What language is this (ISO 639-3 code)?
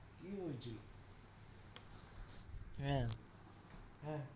ben